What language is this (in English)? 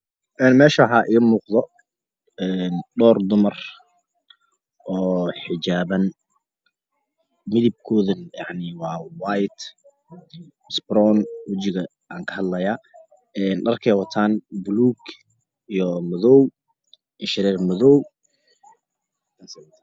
Somali